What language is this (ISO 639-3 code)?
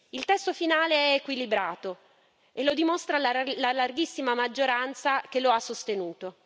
ita